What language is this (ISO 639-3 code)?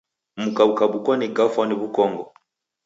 dav